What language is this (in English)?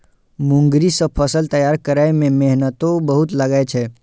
Maithili